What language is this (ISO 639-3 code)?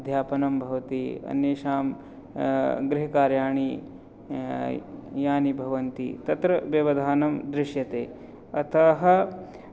san